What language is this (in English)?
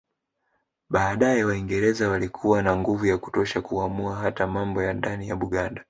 Swahili